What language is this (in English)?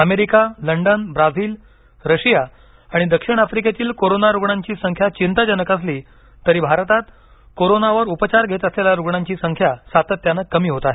Marathi